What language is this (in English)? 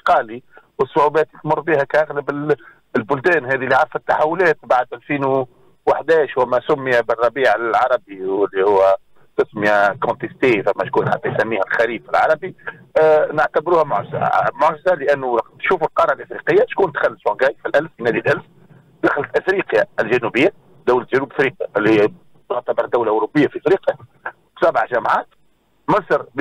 Arabic